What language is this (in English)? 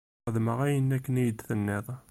Kabyle